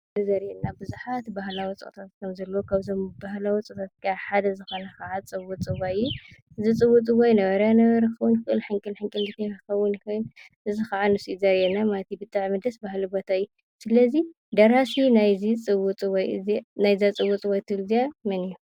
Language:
Tigrinya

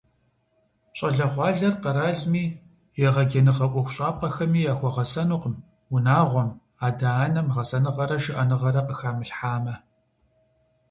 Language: Kabardian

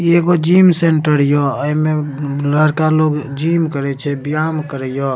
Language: Maithili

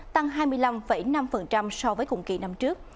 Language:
Vietnamese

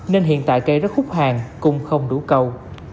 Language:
Vietnamese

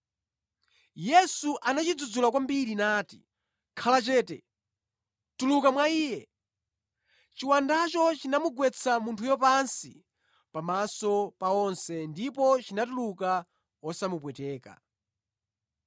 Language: Nyanja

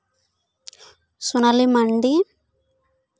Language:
Santali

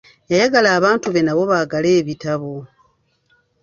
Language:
Ganda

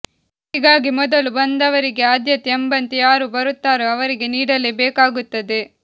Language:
Kannada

